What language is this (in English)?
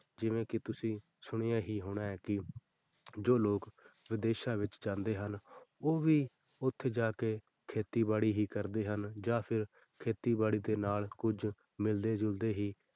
Punjabi